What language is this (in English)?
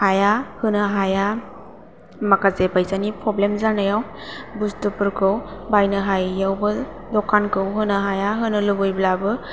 Bodo